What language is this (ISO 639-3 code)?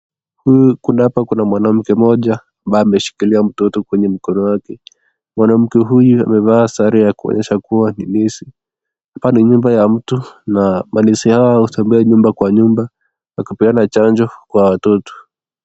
swa